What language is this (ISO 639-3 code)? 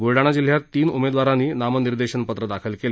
mar